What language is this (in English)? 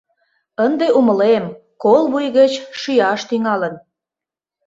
Mari